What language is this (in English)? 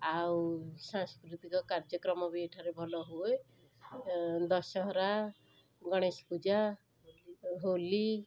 Odia